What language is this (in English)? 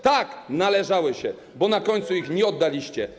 Polish